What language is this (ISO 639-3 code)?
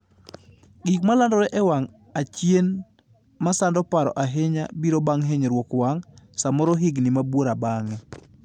luo